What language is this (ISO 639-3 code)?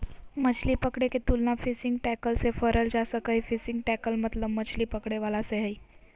mag